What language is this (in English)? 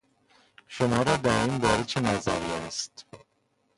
Persian